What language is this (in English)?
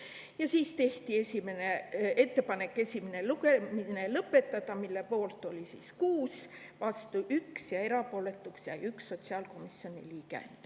Estonian